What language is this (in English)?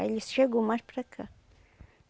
Portuguese